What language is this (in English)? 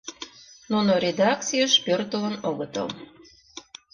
Mari